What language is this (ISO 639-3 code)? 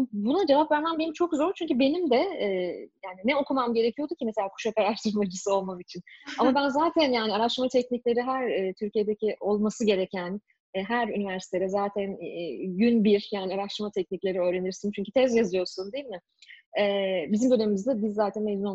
tur